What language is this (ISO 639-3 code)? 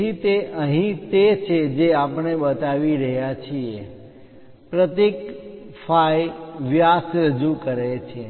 guj